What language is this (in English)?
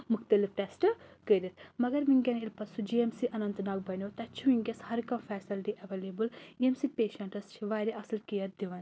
Kashmiri